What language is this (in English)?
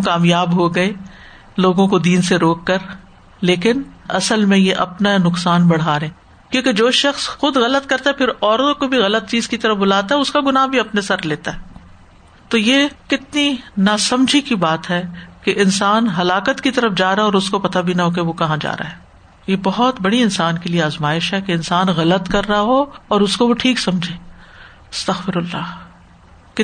Urdu